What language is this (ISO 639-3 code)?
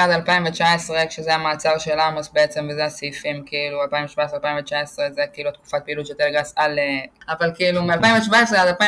heb